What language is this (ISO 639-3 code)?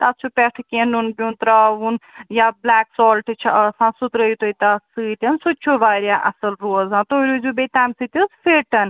kas